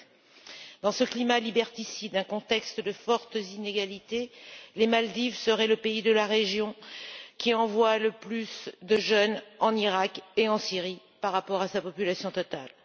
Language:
French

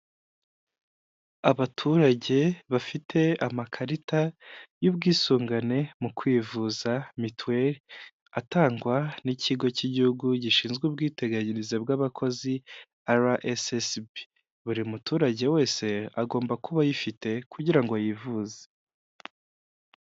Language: Kinyarwanda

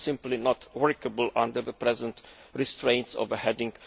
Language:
English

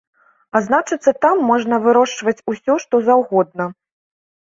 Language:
Belarusian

